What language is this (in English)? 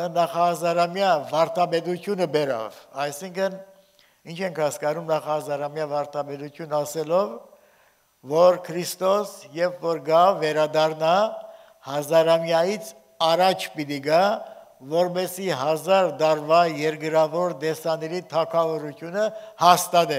Turkish